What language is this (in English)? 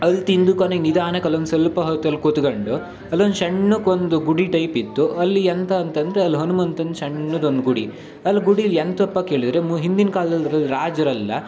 Kannada